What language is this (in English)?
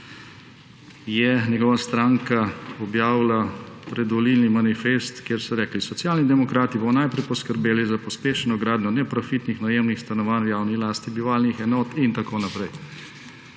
Slovenian